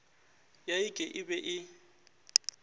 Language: Northern Sotho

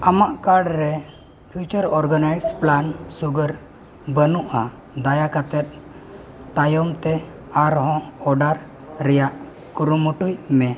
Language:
Santali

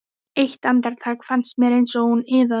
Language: Icelandic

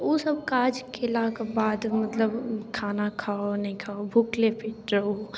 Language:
Maithili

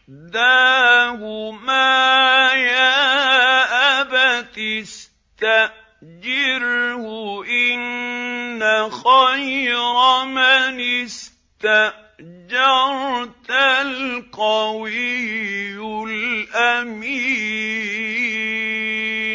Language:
Arabic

